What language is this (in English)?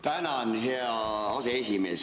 Estonian